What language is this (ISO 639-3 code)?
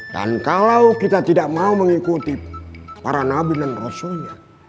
ind